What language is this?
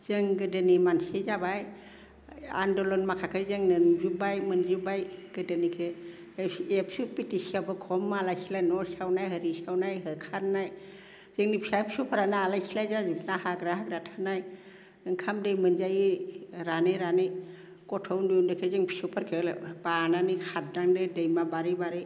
Bodo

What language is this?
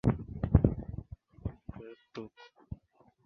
Swahili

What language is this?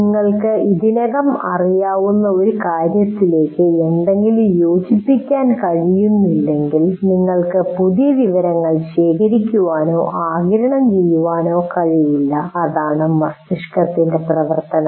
Malayalam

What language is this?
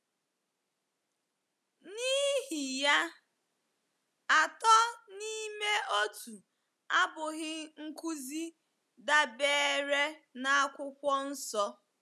Igbo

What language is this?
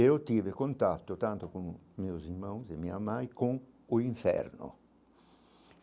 Portuguese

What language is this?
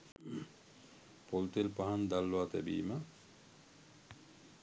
Sinhala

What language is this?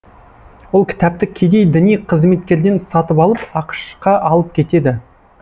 Kazakh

